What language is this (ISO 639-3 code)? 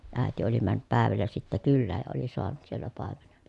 fin